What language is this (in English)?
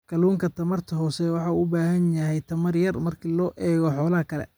Somali